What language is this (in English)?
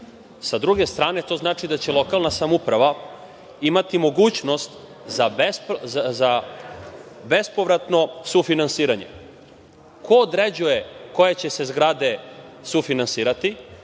Serbian